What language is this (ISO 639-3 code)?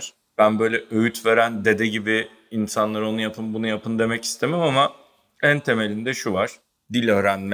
tur